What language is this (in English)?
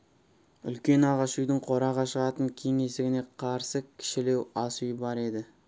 Kazakh